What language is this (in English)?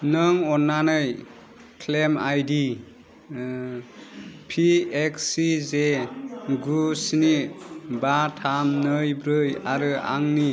Bodo